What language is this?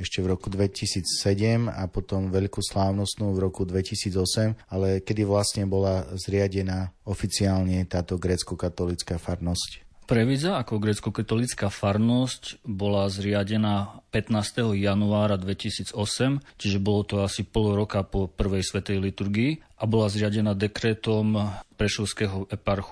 Slovak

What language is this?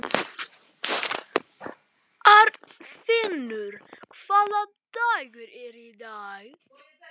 Icelandic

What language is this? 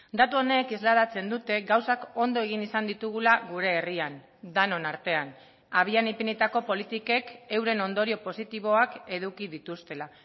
Basque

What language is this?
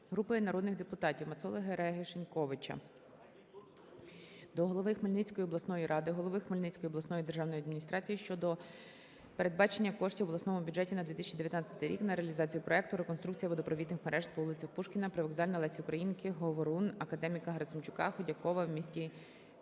Ukrainian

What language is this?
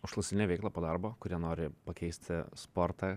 Lithuanian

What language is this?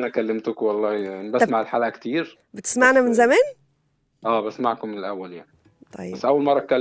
Arabic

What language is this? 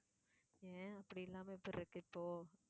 Tamil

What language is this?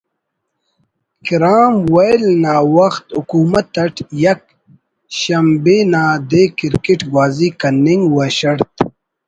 Brahui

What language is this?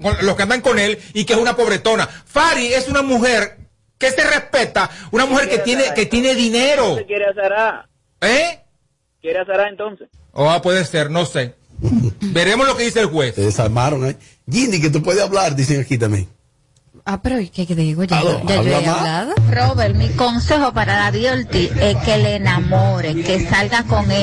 Spanish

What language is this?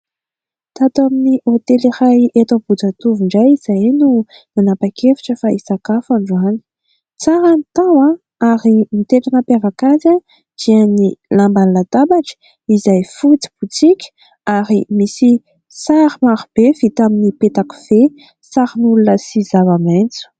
Malagasy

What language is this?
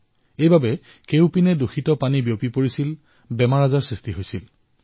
Assamese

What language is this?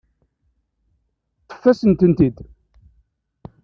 Kabyle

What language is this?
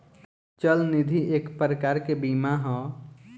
Bhojpuri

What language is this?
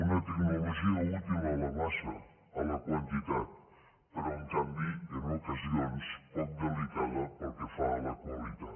Catalan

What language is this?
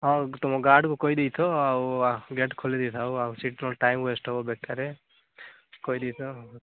Odia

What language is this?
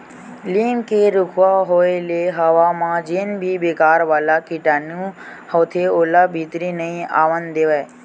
Chhattisgarhi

